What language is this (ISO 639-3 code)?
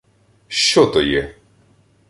ukr